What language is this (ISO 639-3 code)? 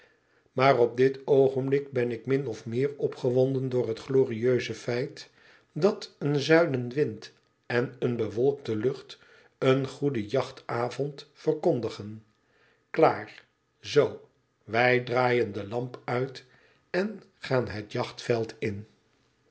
nld